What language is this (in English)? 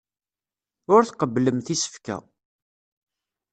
Kabyle